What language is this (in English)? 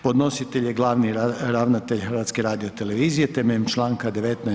Croatian